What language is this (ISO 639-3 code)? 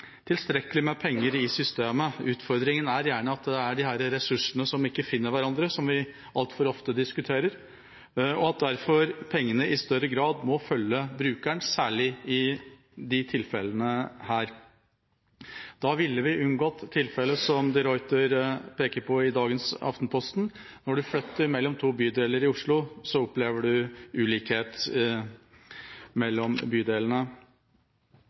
nob